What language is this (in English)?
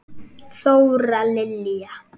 Icelandic